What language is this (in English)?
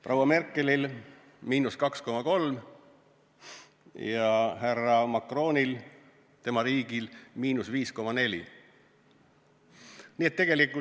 Estonian